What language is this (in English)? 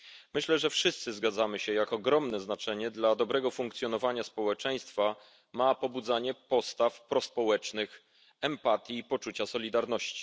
Polish